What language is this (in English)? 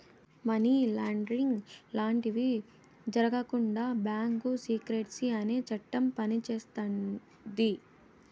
Telugu